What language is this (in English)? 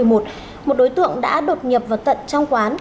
Vietnamese